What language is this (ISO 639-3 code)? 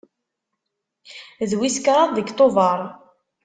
kab